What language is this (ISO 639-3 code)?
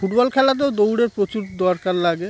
ben